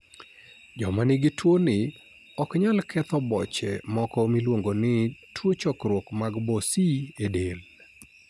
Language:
Luo (Kenya and Tanzania)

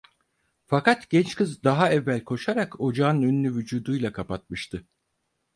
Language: Turkish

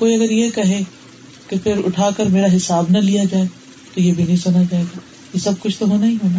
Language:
Urdu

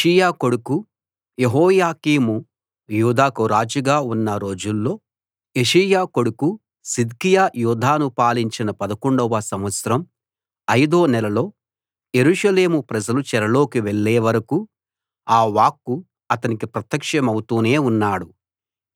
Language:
Telugu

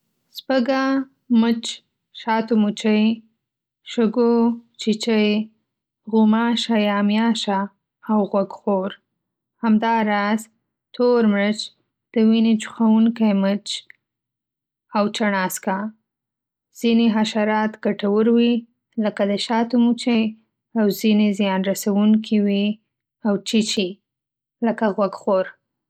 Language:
Pashto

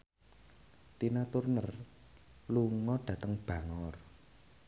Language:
Javanese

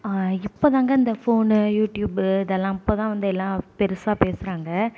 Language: Tamil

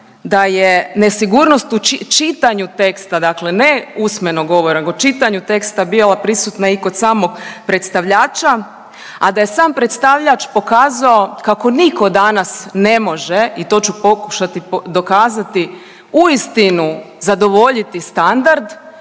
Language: Croatian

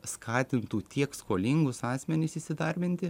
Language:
Lithuanian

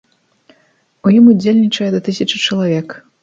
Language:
Belarusian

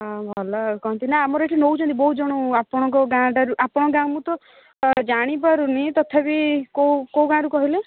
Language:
Odia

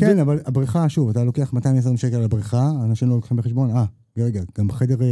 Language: Hebrew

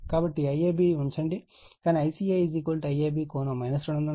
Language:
Telugu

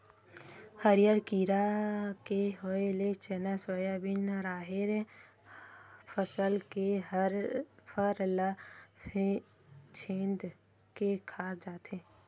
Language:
Chhattisgarhi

